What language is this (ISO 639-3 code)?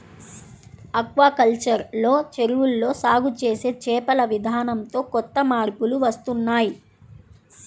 tel